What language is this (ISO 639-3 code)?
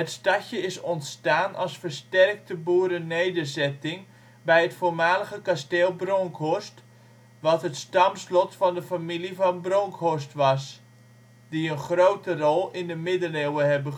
nld